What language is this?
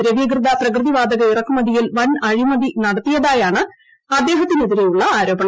Malayalam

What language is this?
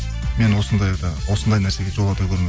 Kazakh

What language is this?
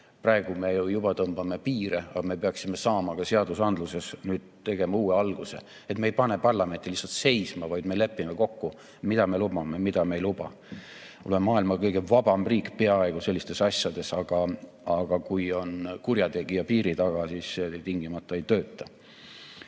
Estonian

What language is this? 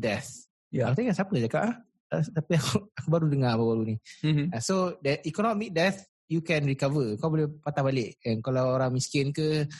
Malay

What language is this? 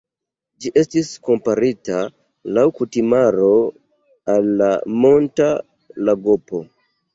Esperanto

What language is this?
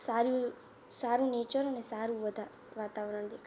Gujarati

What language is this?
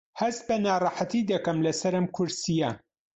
Central Kurdish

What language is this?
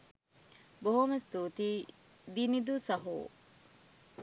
Sinhala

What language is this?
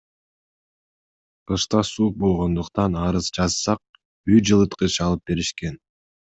Kyrgyz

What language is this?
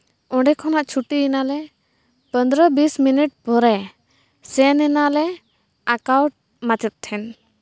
Santali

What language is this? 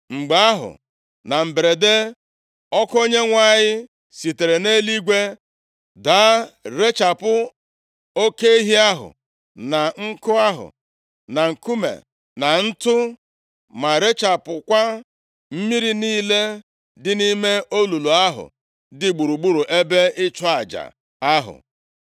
Igbo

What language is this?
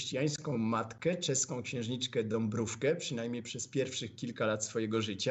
Polish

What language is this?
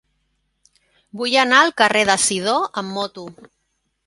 Catalan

